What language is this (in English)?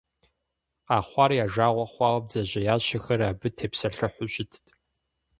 Kabardian